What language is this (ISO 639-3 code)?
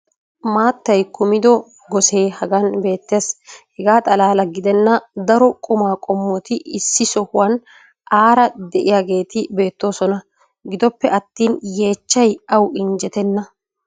wal